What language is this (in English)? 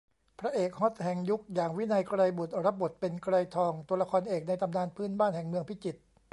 Thai